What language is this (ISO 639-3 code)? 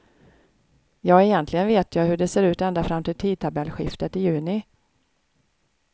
swe